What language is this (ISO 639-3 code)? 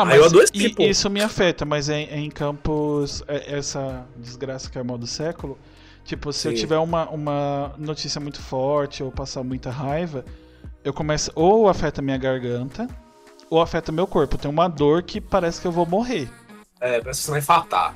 por